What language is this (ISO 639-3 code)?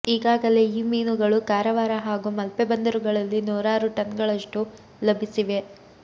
kan